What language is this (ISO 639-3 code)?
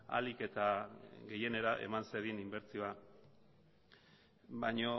eus